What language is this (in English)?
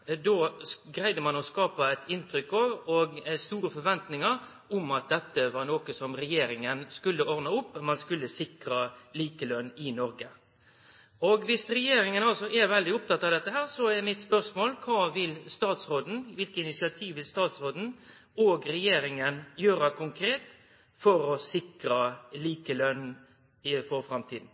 Norwegian Nynorsk